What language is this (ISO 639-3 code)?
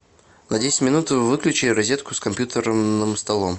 rus